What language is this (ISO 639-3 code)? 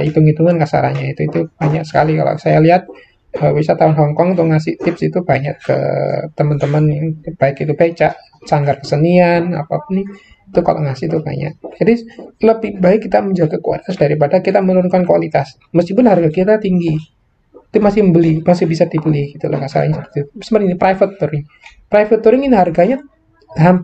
ind